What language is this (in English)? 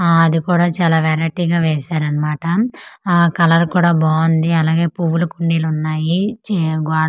Telugu